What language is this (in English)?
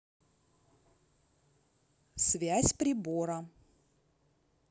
Russian